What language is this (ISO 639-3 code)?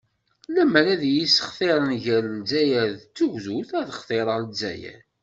kab